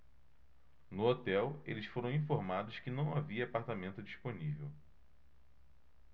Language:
Portuguese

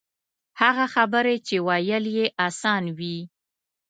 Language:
Pashto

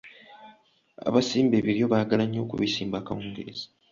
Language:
Ganda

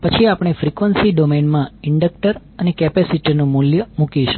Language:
Gujarati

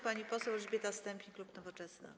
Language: Polish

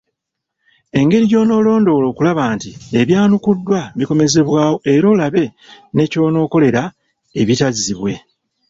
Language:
Ganda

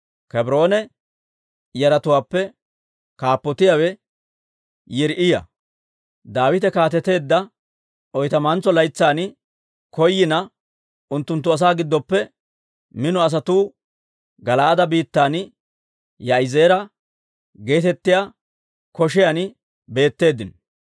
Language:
Dawro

